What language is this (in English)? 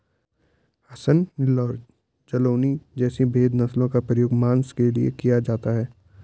Hindi